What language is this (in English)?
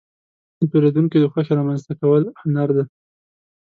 Pashto